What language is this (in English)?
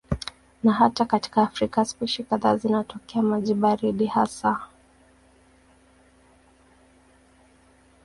Swahili